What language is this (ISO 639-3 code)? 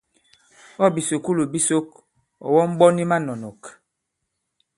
abb